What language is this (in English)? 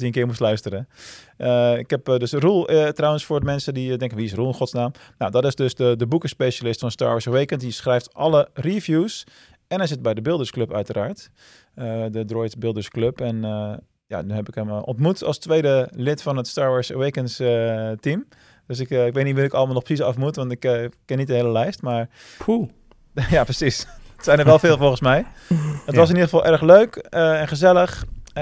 Dutch